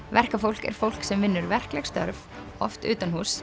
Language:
Icelandic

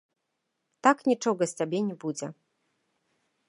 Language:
Belarusian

